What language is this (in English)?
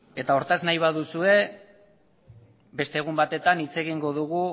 Basque